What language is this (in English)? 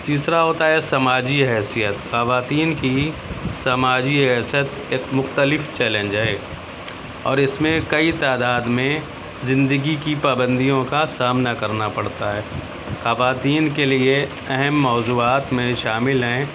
Urdu